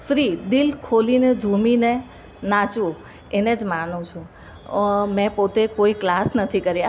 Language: Gujarati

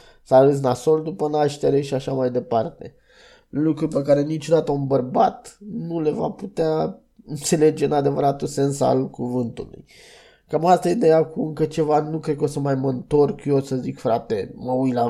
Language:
Romanian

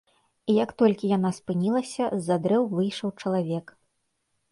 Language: Belarusian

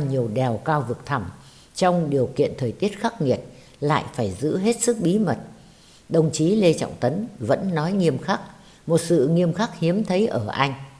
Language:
Vietnamese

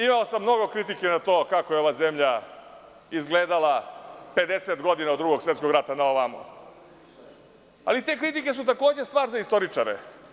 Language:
Serbian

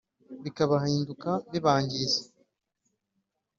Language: Kinyarwanda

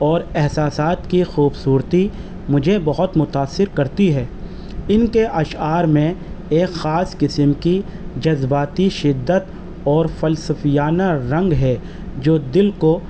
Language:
Urdu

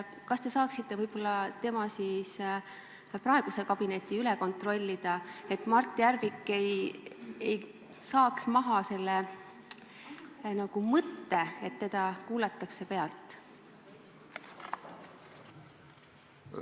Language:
Estonian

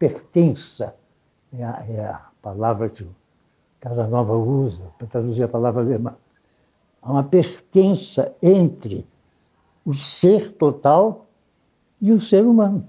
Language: Portuguese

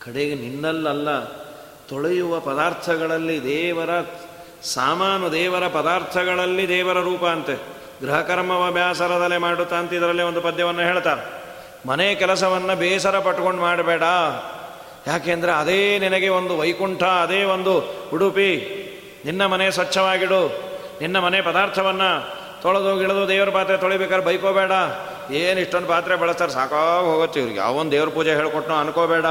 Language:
Kannada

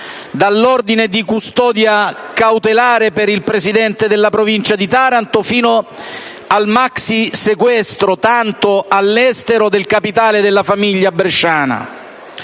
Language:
Italian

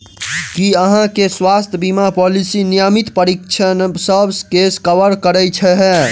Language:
Maithili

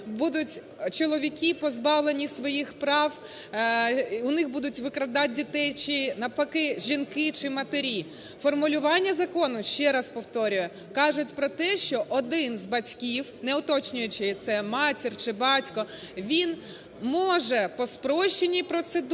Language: Ukrainian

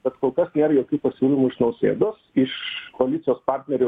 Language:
Lithuanian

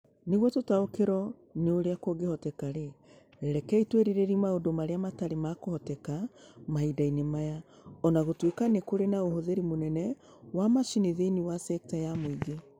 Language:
Kikuyu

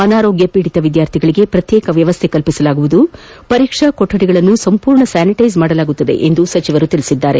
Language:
Kannada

